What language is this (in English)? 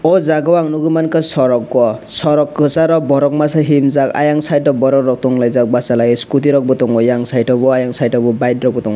Kok Borok